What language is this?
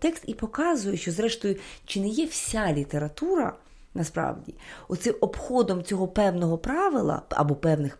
Ukrainian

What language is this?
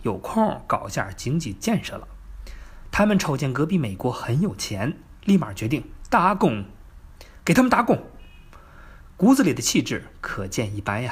Chinese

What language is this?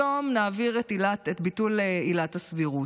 Hebrew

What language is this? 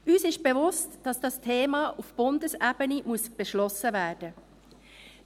Swiss German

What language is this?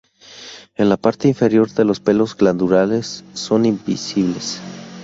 Spanish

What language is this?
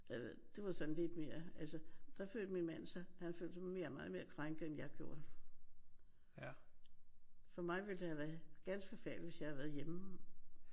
Danish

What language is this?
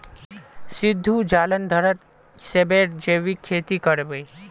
Magahi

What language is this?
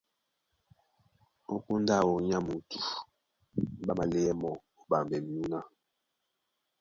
Duala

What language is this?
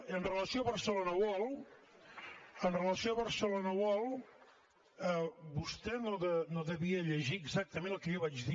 Catalan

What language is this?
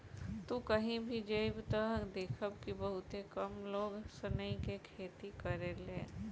Bhojpuri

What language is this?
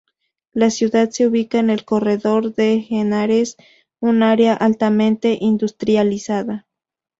Spanish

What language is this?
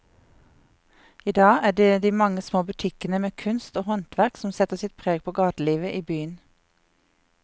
Norwegian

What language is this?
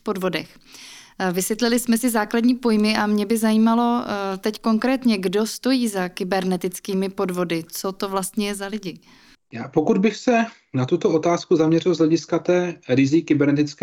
Czech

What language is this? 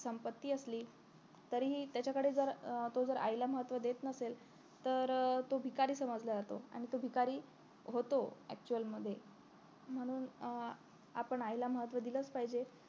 Marathi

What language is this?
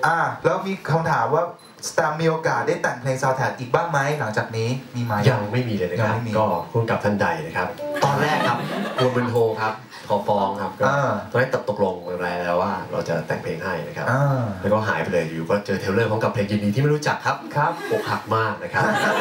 Thai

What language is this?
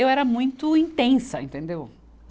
Portuguese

